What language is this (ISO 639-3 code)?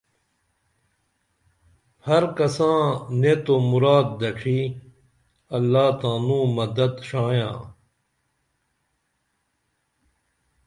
dml